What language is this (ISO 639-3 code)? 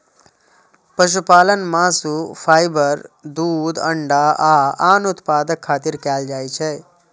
mai